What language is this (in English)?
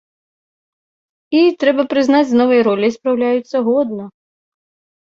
Belarusian